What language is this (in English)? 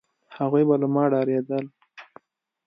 Pashto